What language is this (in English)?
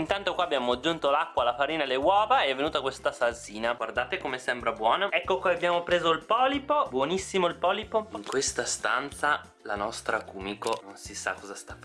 Italian